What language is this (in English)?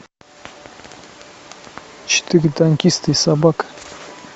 Russian